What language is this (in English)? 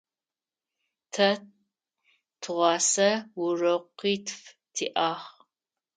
Adyghe